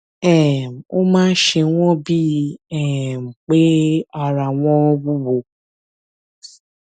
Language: Yoruba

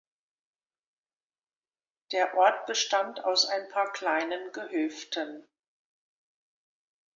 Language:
German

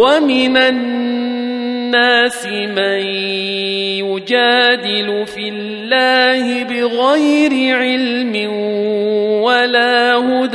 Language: Arabic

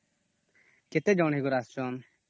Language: Odia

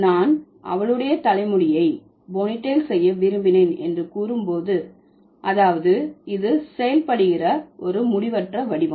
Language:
Tamil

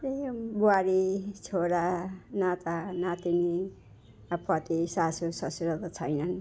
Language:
Nepali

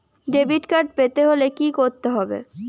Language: Bangla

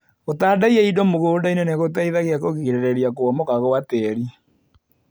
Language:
Kikuyu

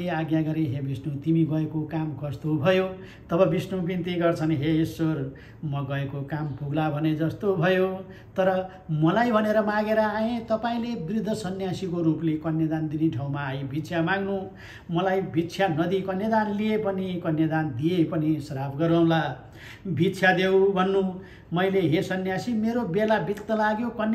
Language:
Hindi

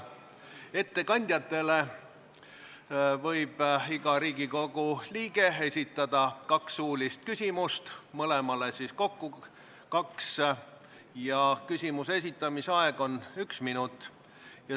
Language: Estonian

